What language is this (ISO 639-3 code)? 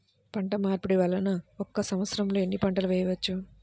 tel